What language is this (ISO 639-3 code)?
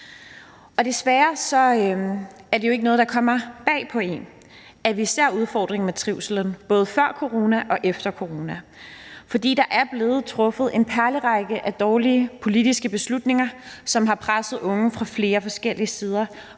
dan